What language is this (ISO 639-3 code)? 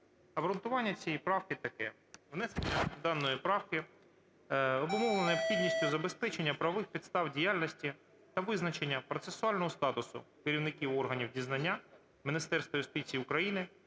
ukr